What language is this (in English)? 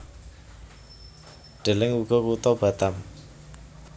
Javanese